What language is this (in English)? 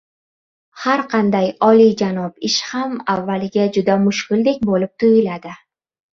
Uzbek